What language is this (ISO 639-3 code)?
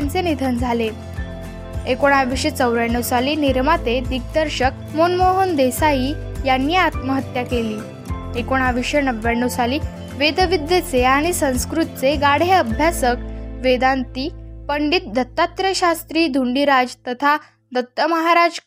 mar